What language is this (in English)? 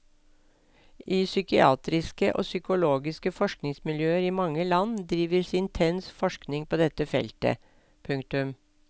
Norwegian